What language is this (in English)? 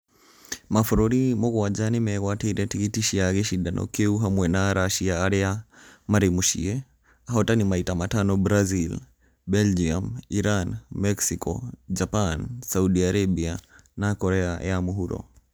Kikuyu